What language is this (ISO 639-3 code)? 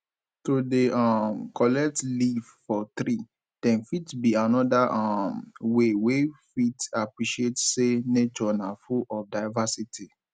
pcm